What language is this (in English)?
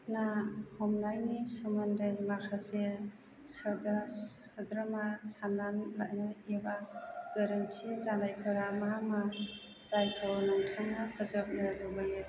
Bodo